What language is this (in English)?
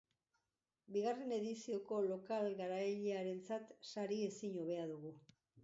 Basque